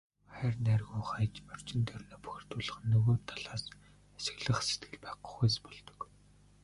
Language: Mongolian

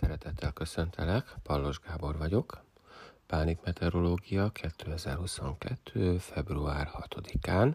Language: Hungarian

